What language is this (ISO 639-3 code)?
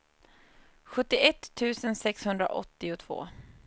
swe